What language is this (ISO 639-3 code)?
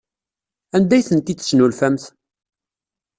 kab